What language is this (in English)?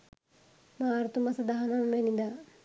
Sinhala